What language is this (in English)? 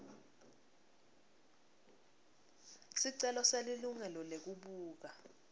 Swati